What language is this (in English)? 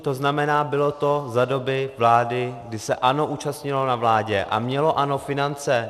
Czech